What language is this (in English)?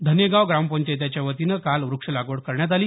Marathi